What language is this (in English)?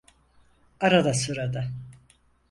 Turkish